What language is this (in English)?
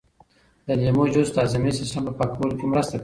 Pashto